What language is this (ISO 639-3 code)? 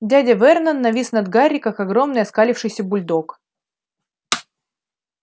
rus